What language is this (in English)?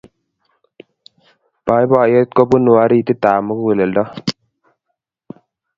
Kalenjin